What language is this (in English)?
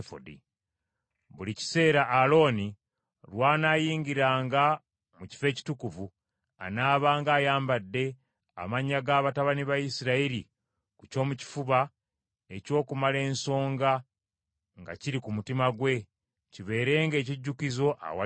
Ganda